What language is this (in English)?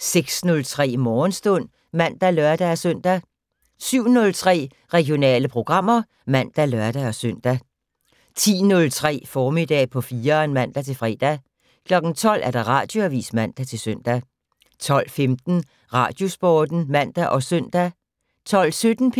Danish